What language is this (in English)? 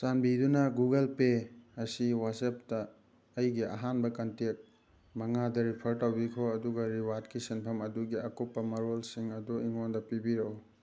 Manipuri